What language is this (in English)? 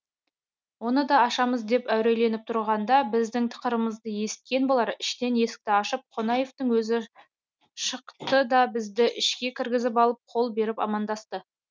Kazakh